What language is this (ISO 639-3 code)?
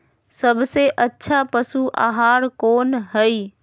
mag